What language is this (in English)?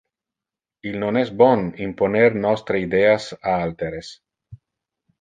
Interlingua